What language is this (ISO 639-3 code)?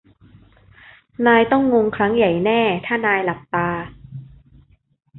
tha